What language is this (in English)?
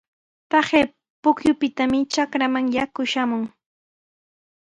Sihuas Ancash Quechua